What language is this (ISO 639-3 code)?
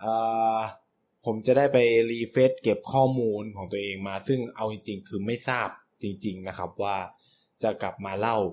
tha